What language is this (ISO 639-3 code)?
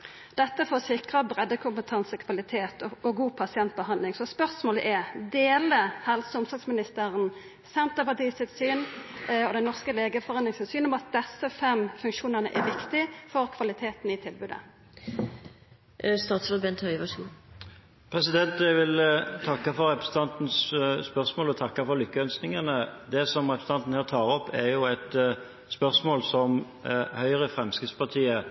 nor